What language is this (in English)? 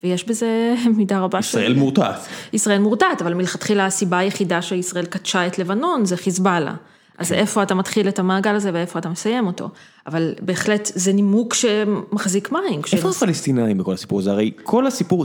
Hebrew